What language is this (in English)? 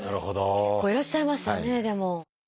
Japanese